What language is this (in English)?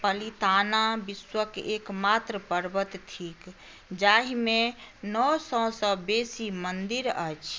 Maithili